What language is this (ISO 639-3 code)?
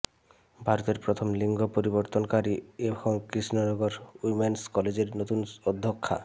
ben